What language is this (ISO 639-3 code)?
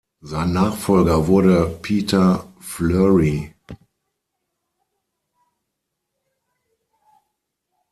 deu